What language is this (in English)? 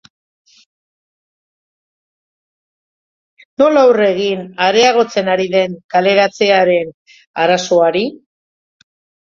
Basque